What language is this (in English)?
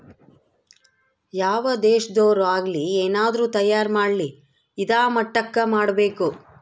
Kannada